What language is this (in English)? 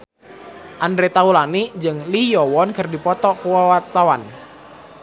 Sundanese